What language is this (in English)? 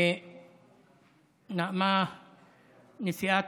Hebrew